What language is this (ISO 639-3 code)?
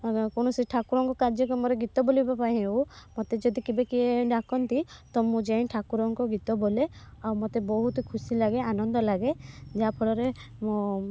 ori